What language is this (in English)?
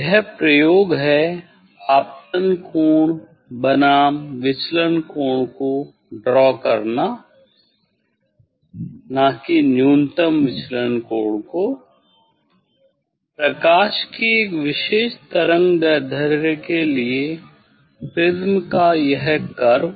Hindi